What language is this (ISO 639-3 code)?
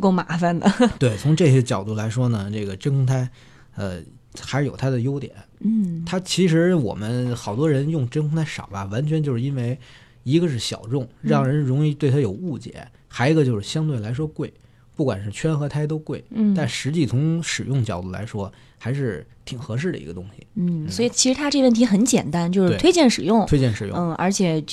zho